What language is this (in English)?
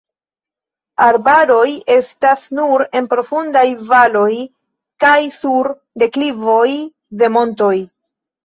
Esperanto